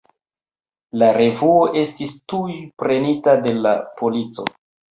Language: Esperanto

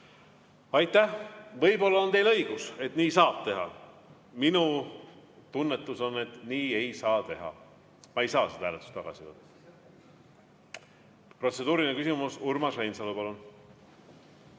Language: Estonian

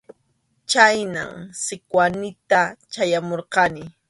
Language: Arequipa-La Unión Quechua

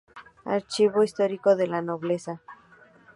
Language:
Spanish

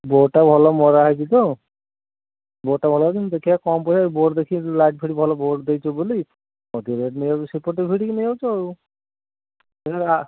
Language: Odia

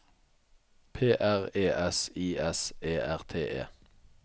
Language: Norwegian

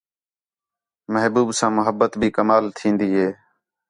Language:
Khetrani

